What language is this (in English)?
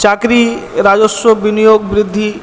Bangla